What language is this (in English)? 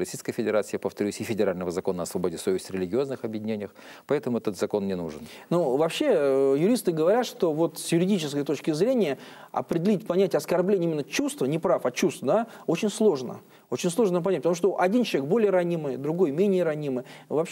Russian